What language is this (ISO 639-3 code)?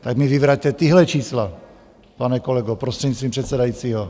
ces